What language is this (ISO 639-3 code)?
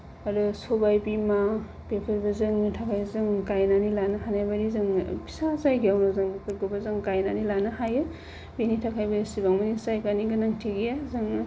brx